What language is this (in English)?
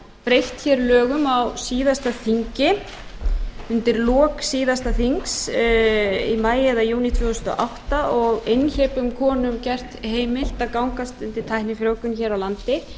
Icelandic